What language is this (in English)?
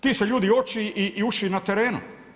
Croatian